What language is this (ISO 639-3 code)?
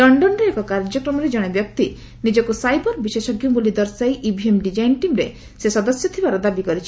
ori